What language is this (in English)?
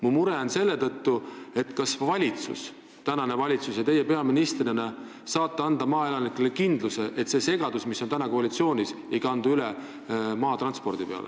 Estonian